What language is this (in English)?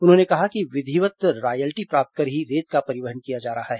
Hindi